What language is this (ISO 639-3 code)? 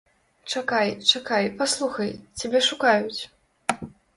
bel